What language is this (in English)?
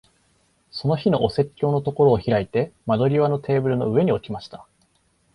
Japanese